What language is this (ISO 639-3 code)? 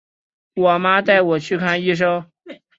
zho